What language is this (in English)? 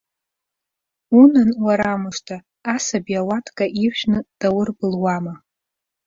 Abkhazian